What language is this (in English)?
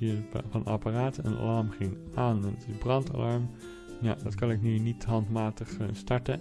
Dutch